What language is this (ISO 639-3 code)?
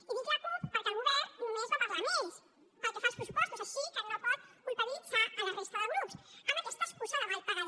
cat